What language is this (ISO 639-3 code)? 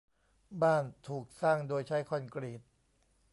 tha